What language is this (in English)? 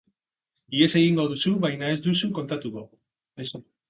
Basque